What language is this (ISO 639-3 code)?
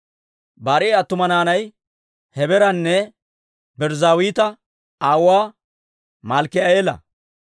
dwr